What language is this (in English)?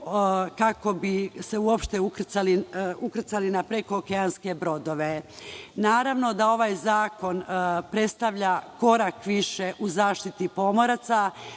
Serbian